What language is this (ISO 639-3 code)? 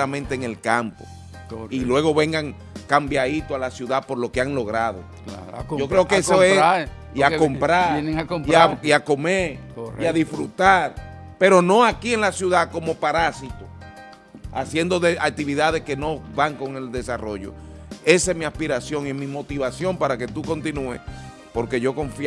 spa